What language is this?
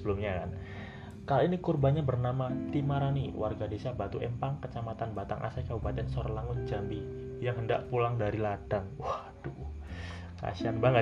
Indonesian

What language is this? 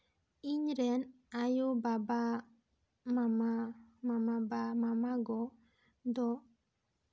Santali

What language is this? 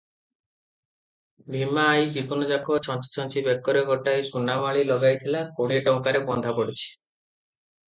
Odia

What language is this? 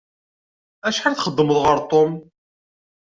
Kabyle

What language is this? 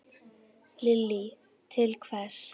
Icelandic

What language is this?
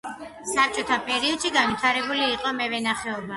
Georgian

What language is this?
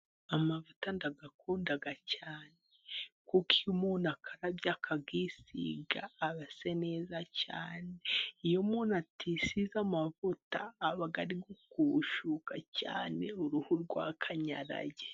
Kinyarwanda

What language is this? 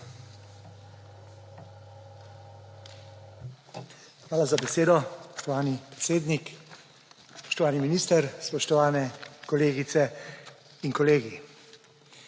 Slovenian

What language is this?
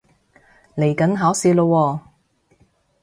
Cantonese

